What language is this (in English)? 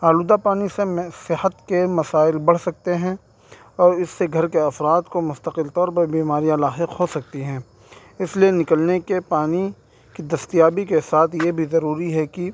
Urdu